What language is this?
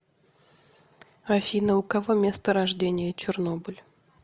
Russian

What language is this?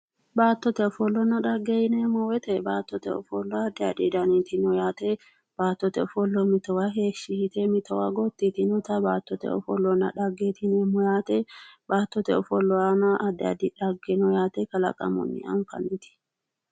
Sidamo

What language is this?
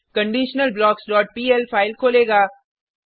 Hindi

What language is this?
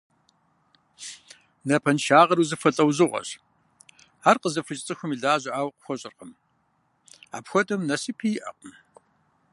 Kabardian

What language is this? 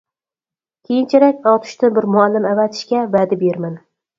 Uyghur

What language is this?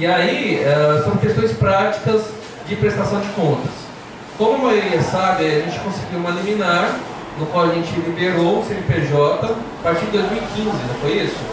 Portuguese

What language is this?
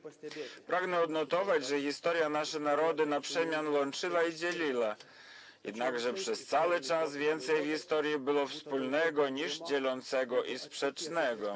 Polish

